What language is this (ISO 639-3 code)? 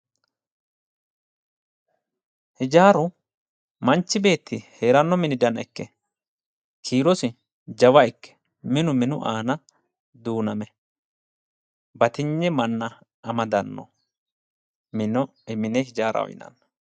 sid